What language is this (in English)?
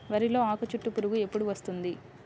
Telugu